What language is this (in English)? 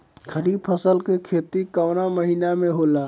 Bhojpuri